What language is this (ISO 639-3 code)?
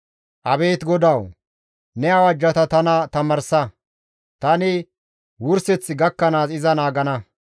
gmv